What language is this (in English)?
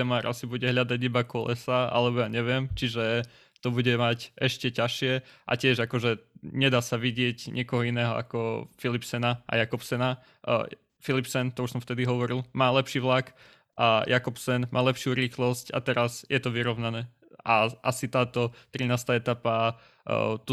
Slovak